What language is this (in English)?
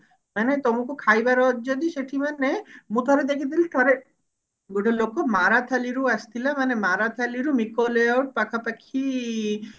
Odia